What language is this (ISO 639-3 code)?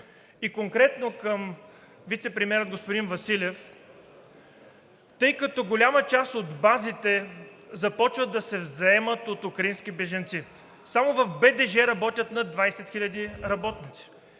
bul